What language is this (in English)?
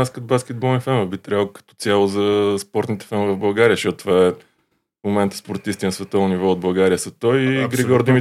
Bulgarian